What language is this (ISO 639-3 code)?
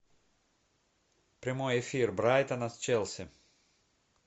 rus